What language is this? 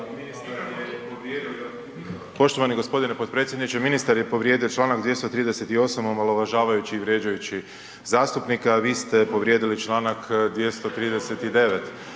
Croatian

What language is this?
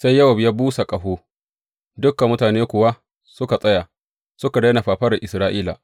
Hausa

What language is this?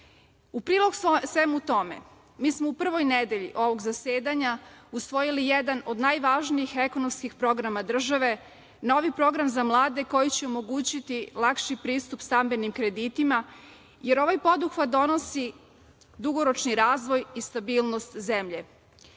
Serbian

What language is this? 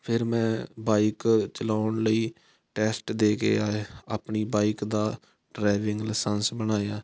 Punjabi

